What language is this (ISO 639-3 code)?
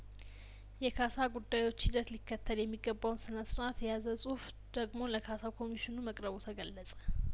amh